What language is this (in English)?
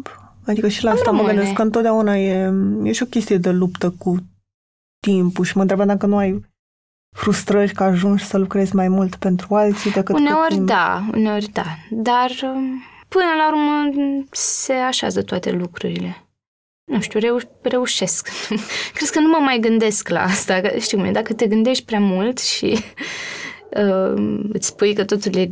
Romanian